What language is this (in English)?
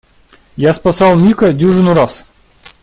Russian